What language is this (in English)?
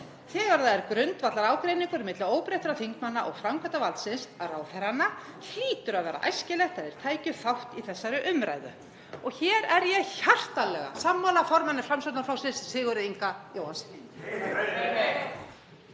Icelandic